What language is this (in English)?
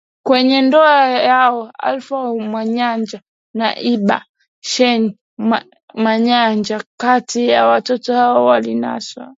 Swahili